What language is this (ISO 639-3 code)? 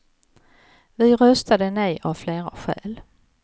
swe